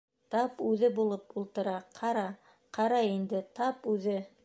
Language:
Bashkir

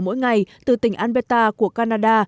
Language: Vietnamese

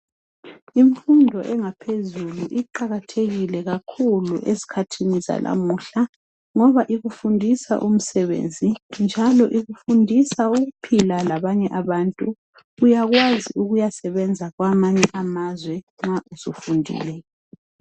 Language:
North Ndebele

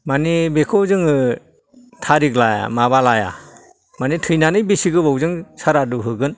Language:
Bodo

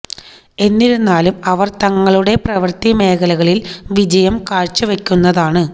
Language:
Malayalam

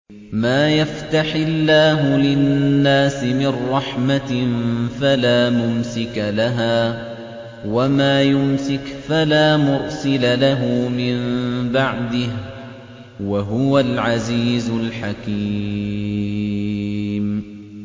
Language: Arabic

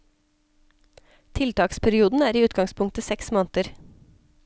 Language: Norwegian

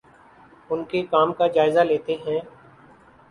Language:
Urdu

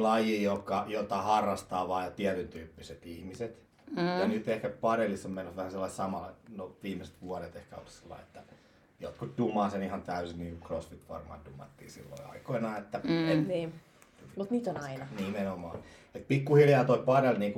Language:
Finnish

